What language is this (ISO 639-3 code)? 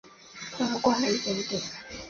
zho